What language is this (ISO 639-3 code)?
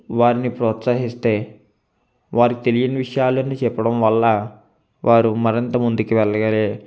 tel